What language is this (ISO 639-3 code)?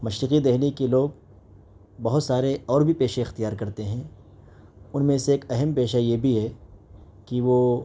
urd